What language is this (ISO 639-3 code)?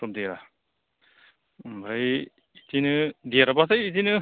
brx